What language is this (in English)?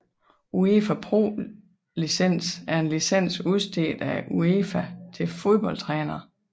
Danish